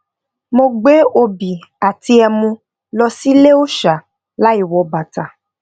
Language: Yoruba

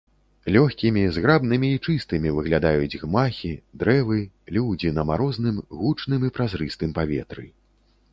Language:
Belarusian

